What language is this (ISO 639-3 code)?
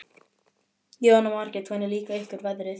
isl